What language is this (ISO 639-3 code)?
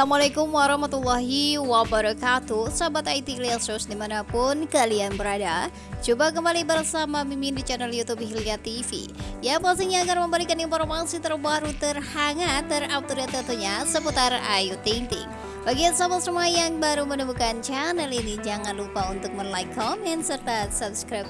ind